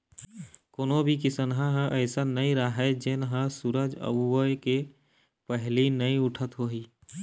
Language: Chhattisgarhi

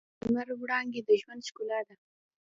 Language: Pashto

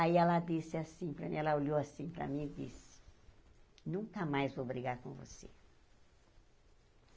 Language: Portuguese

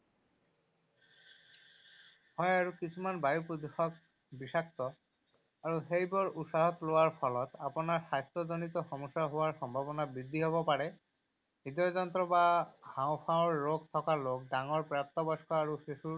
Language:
Assamese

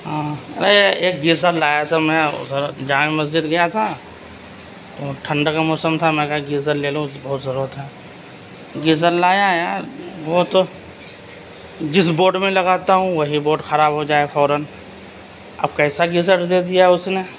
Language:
Urdu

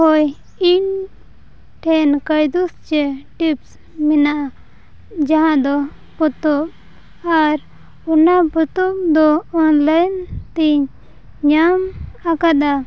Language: Santali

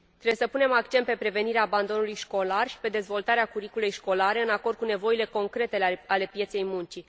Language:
Romanian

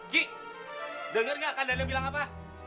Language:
Indonesian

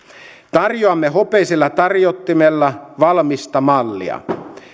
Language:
Finnish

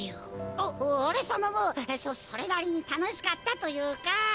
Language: Japanese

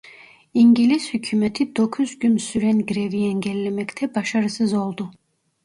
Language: Turkish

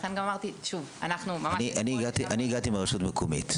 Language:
Hebrew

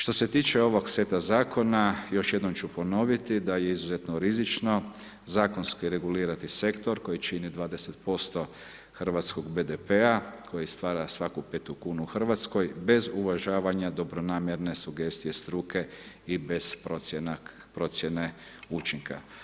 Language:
Croatian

